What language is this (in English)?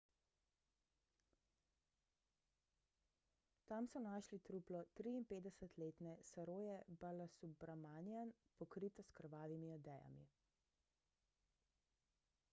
Slovenian